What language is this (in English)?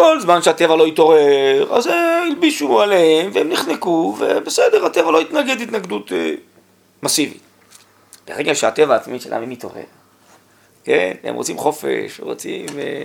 Hebrew